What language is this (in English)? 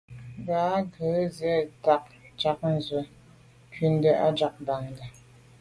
Medumba